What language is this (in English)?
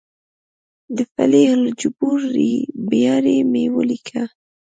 Pashto